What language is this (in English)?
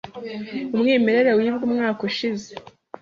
Kinyarwanda